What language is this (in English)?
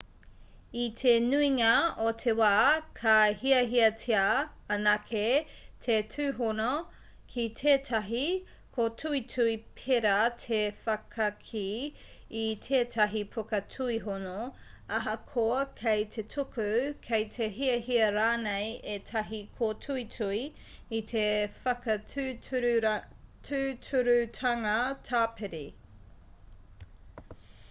Māori